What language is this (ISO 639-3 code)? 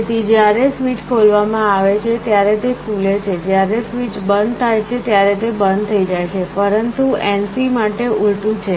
guj